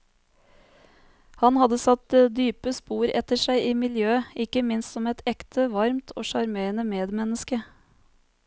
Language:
Norwegian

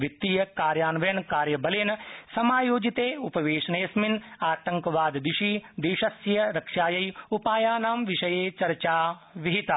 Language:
Sanskrit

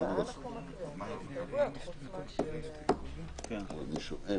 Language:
Hebrew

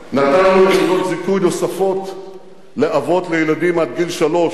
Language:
Hebrew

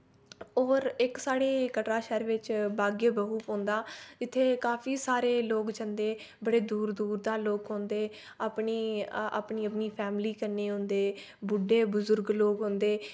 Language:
Dogri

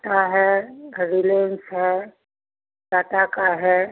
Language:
Hindi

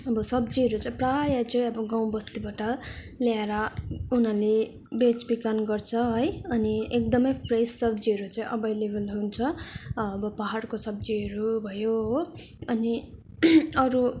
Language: Nepali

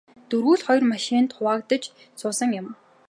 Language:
Mongolian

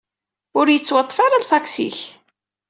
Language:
Kabyle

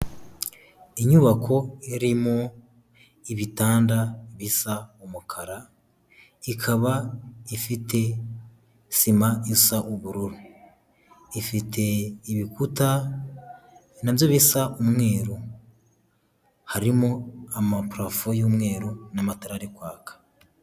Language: Kinyarwanda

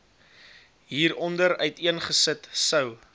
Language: Afrikaans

